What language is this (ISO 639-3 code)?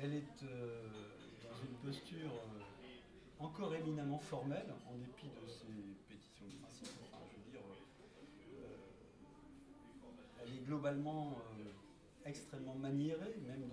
fra